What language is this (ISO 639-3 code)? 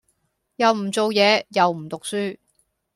yue